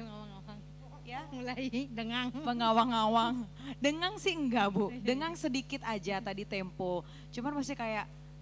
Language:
Indonesian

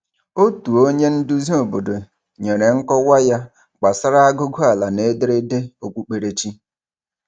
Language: Igbo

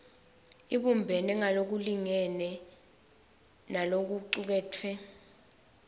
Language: Swati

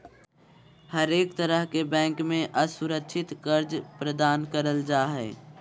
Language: Magahi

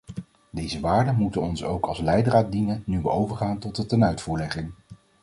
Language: Dutch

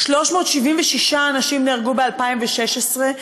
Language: Hebrew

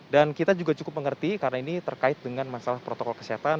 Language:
Indonesian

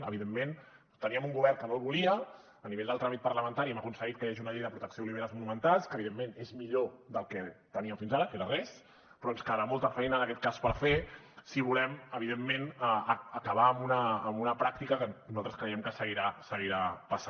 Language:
Catalan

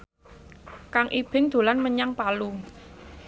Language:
Javanese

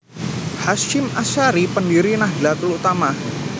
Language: Javanese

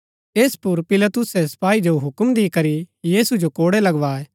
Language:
Gaddi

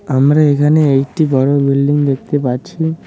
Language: Bangla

